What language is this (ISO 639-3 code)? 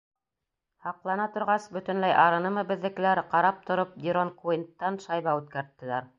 bak